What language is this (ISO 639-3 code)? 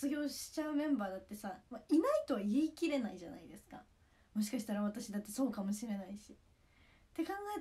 jpn